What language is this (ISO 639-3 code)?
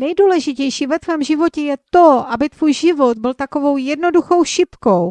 ces